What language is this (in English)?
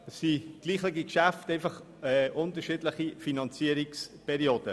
Swiss German